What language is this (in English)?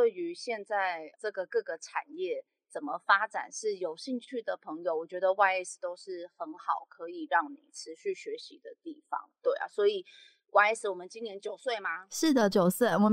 Chinese